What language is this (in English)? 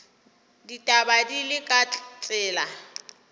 Northern Sotho